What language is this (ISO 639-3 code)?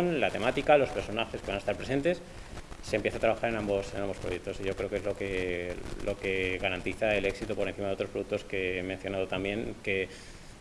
spa